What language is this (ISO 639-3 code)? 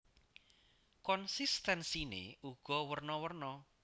jav